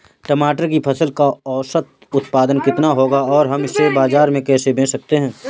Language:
Hindi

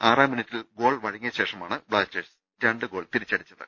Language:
Malayalam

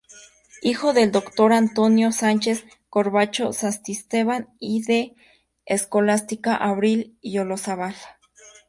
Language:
Spanish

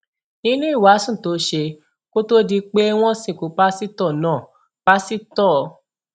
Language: Yoruba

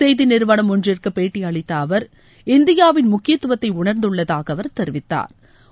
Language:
Tamil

